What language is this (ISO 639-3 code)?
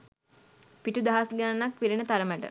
sin